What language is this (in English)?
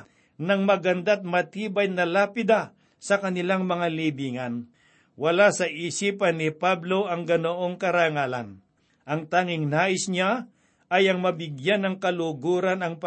Filipino